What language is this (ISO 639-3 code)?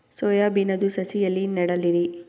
kan